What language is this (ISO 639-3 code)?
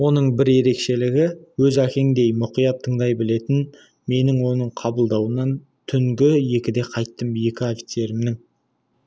kaz